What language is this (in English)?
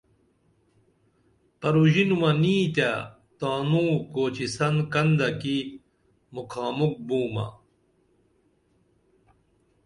Dameli